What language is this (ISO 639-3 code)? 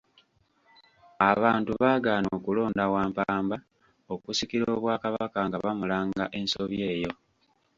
lug